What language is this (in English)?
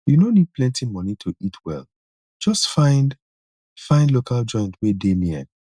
Nigerian Pidgin